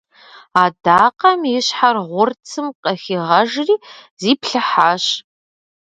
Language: Kabardian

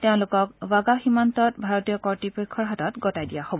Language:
Assamese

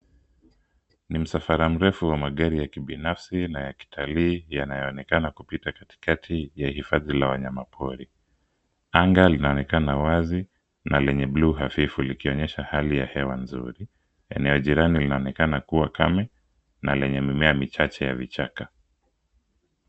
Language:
Swahili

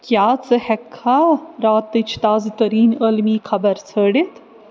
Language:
Kashmiri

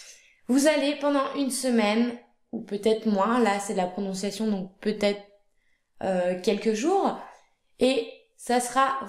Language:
French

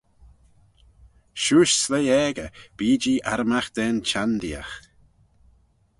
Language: Manx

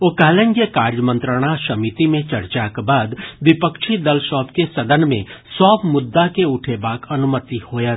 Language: Maithili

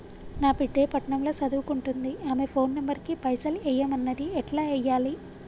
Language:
Telugu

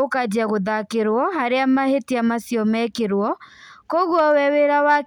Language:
Kikuyu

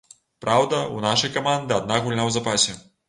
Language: Belarusian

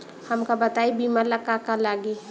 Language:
Bhojpuri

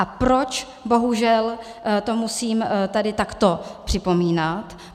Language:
Czech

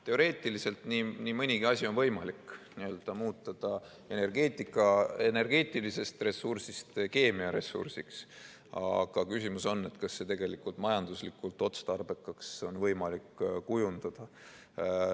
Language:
Estonian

